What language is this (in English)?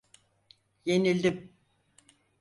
Turkish